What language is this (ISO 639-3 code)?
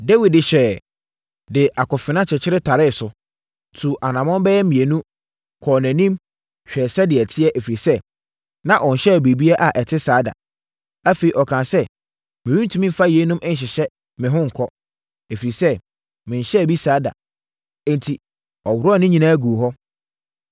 aka